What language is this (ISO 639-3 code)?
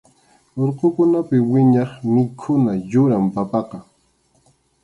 qxu